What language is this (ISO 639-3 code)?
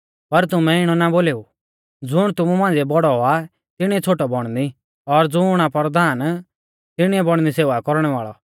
bfz